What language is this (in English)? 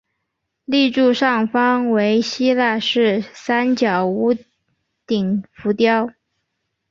Chinese